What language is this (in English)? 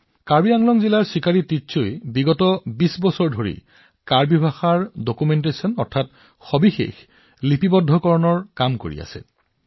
Assamese